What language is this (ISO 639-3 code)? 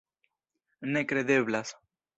epo